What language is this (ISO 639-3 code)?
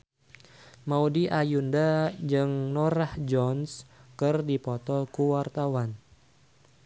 sun